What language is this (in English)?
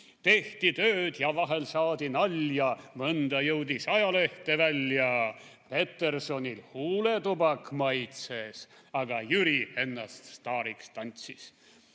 Estonian